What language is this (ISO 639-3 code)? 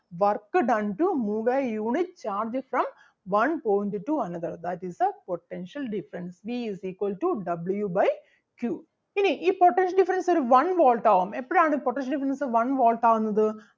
mal